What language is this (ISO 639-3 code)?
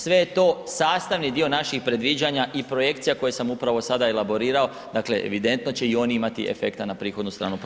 hrv